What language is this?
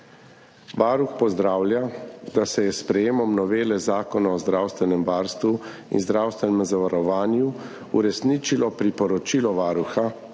Slovenian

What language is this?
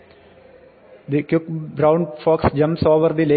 Malayalam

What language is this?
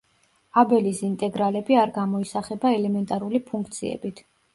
Georgian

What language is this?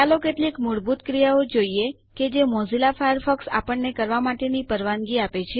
Gujarati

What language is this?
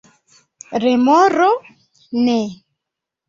Esperanto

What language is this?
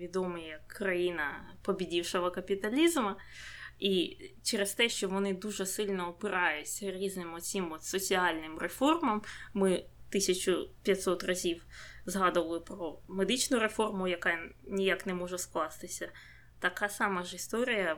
Ukrainian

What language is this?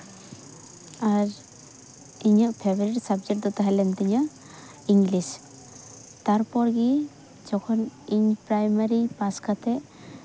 Santali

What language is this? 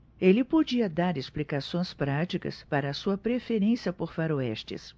Portuguese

